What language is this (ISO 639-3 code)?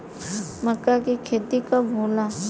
bho